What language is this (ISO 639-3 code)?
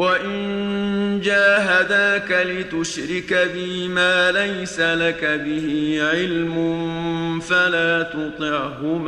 fas